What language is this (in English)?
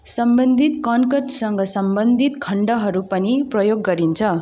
Nepali